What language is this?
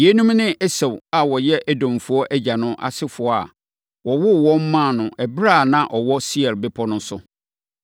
Akan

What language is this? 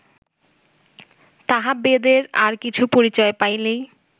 Bangla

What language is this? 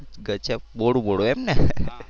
Gujarati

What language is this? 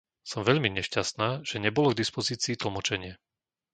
Slovak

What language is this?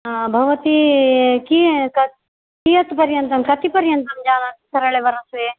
Sanskrit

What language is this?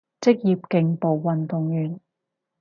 Cantonese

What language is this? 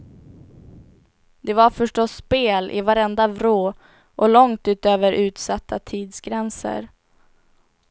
Swedish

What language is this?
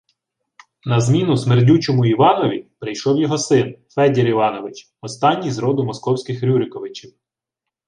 Ukrainian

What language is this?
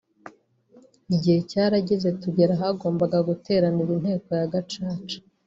Kinyarwanda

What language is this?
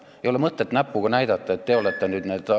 Estonian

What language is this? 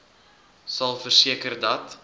Afrikaans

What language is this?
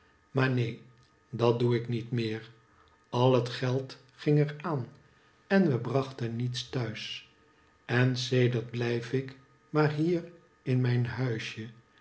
Dutch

